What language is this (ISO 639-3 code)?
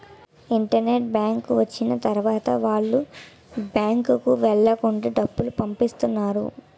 tel